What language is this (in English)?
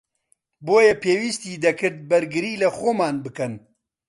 Central Kurdish